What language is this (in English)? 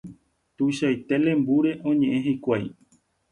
Guarani